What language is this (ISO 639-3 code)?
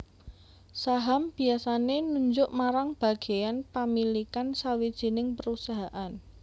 jav